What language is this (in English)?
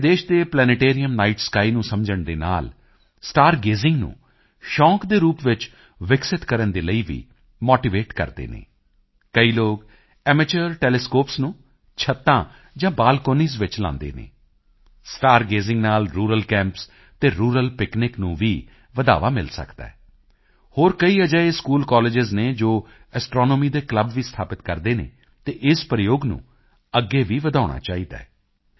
Punjabi